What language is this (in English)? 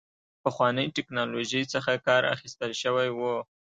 Pashto